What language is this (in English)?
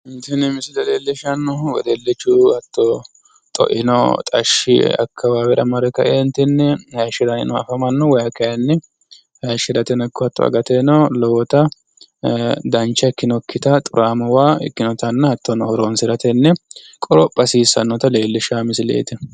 Sidamo